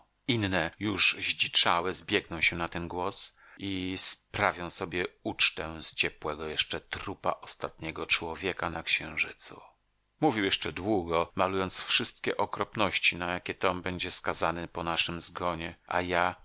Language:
Polish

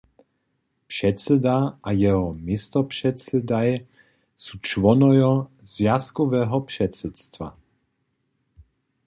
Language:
Upper Sorbian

